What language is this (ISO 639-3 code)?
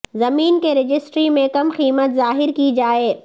urd